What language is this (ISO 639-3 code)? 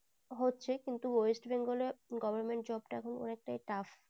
ben